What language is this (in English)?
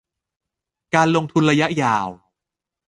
Thai